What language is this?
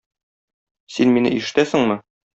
Tatar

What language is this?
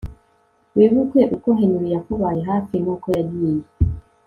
Kinyarwanda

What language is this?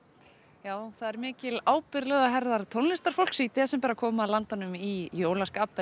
Icelandic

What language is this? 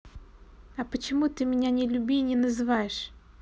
Russian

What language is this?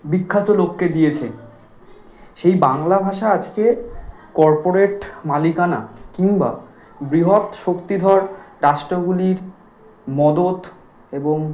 Bangla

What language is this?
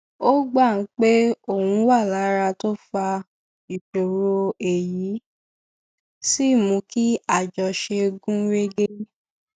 Yoruba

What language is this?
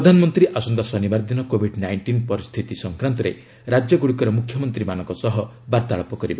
Odia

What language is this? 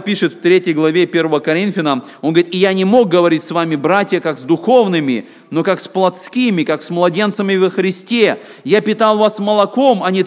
Russian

